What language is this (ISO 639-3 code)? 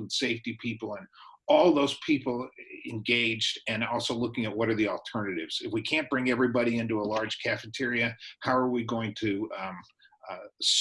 eng